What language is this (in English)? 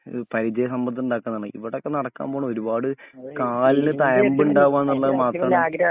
Malayalam